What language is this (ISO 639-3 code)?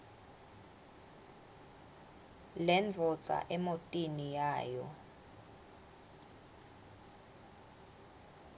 ssw